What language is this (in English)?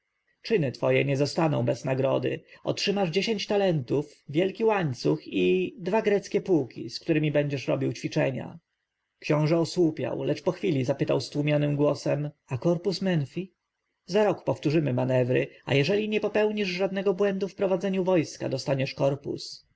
Polish